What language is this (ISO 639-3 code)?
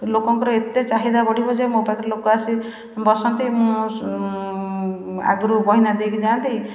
ori